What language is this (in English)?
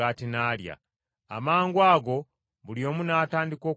Ganda